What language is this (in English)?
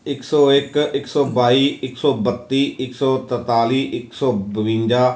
Punjabi